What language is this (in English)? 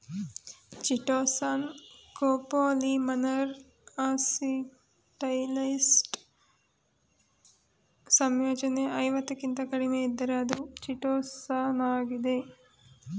Kannada